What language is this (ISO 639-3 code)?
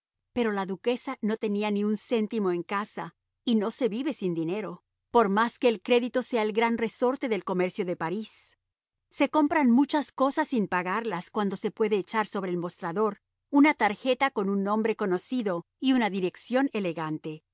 spa